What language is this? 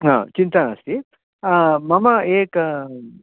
Sanskrit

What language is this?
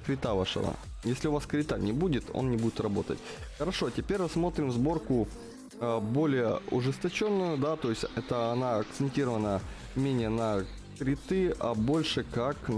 Russian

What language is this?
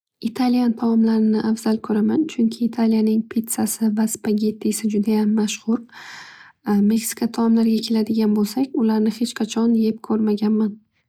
Uzbek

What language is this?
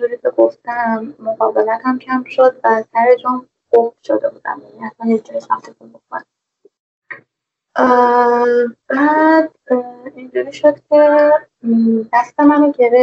Persian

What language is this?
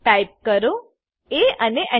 Gujarati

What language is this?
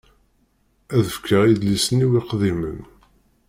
Kabyle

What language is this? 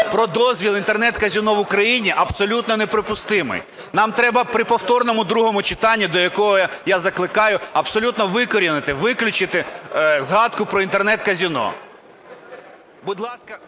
Ukrainian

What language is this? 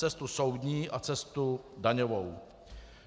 Czech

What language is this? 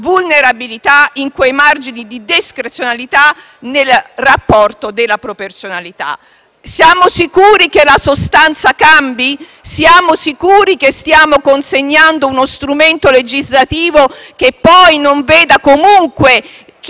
Italian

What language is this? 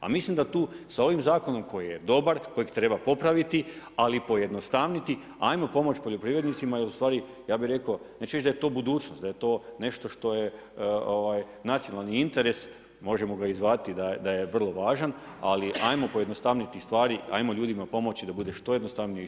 Croatian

